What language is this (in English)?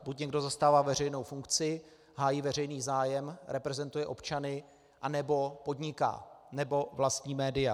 Czech